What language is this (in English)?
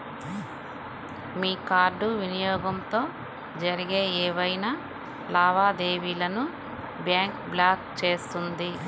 Telugu